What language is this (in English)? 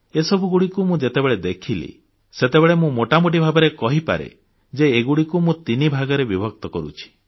Odia